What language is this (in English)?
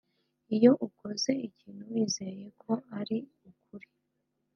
Kinyarwanda